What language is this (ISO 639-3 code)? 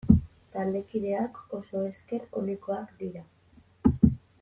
eus